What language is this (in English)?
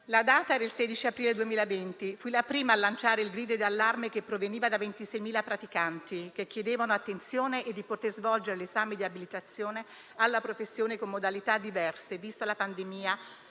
Italian